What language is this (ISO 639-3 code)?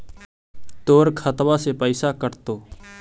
mag